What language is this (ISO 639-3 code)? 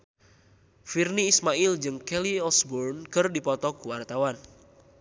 sun